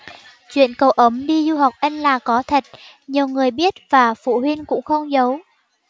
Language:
Vietnamese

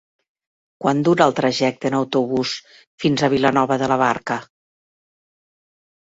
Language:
Catalan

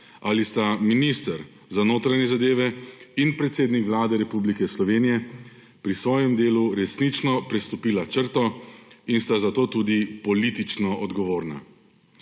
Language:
Slovenian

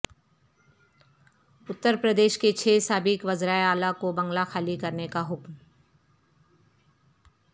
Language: Urdu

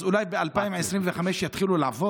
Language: Hebrew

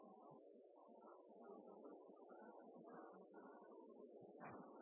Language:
Norwegian Nynorsk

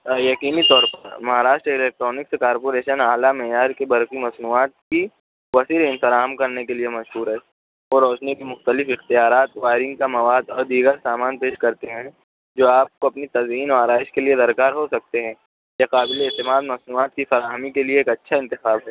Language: Urdu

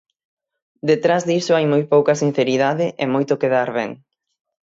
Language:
Galician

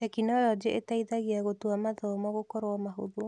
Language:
Kikuyu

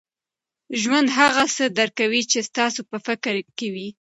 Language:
Pashto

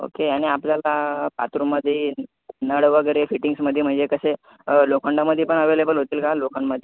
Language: Marathi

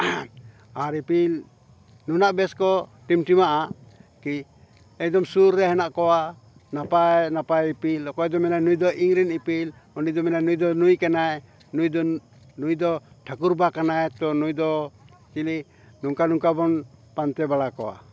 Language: Santali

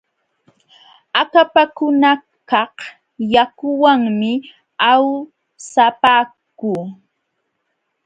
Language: Jauja Wanca Quechua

